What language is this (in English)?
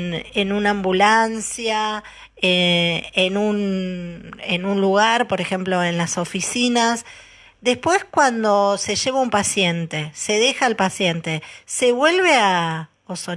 Spanish